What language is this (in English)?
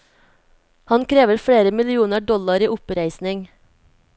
Norwegian